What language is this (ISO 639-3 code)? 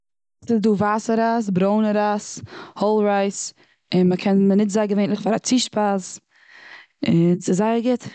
yid